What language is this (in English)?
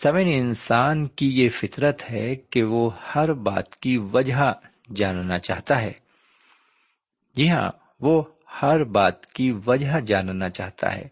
Urdu